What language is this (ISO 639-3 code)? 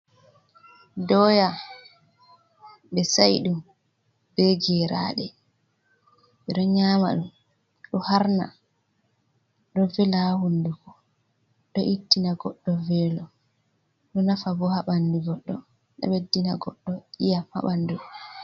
ful